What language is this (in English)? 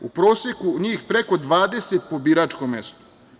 Serbian